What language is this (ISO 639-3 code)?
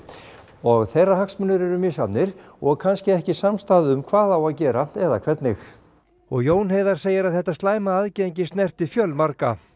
isl